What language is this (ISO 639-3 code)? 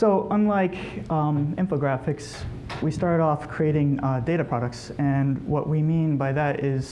eng